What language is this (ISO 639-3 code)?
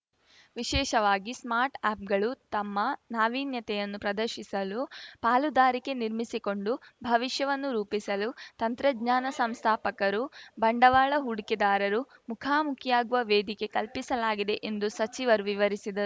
kan